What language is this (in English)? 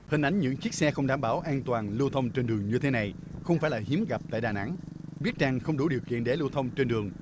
Vietnamese